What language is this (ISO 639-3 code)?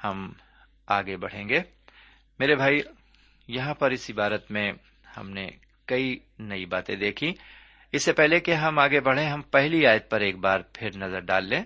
urd